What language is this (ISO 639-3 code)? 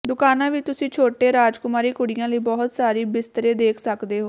pan